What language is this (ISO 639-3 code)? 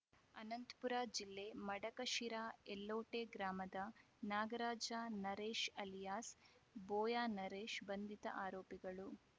kan